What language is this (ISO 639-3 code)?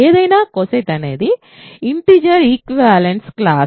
tel